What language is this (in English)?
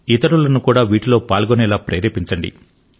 Telugu